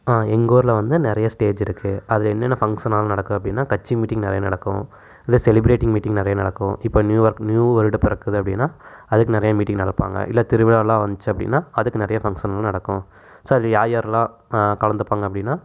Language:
Tamil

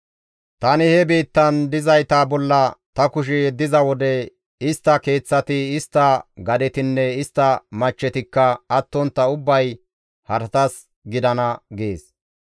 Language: Gamo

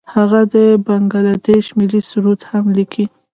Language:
Pashto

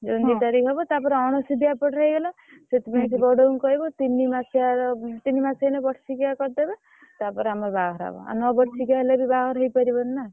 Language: Odia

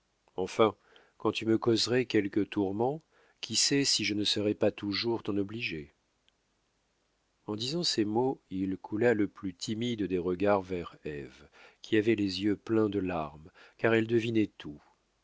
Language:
French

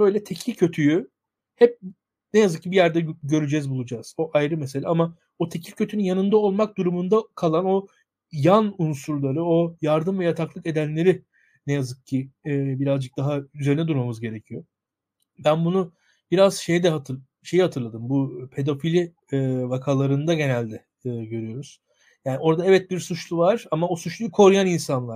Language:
Turkish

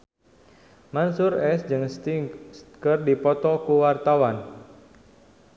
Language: Sundanese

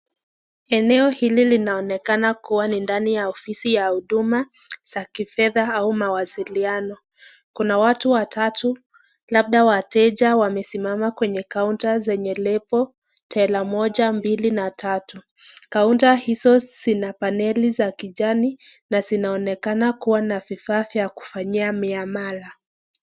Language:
Swahili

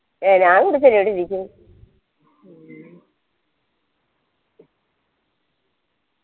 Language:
Malayalam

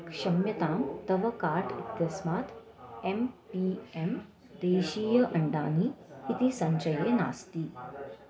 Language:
Sanskrit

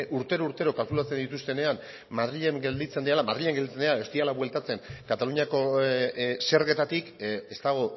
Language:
Basque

